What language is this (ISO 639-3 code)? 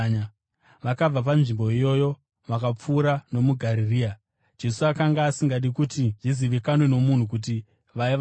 sna